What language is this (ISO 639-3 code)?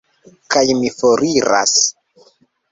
epo